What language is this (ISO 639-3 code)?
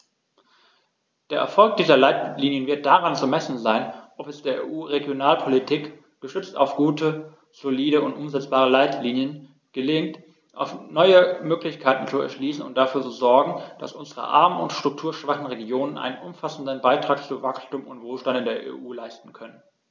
deu